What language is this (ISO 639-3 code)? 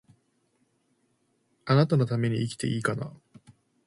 jpn